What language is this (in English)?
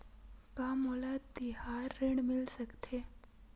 Chhattisgarhi